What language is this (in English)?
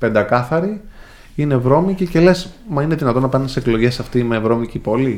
Greek